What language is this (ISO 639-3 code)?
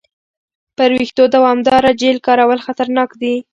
pus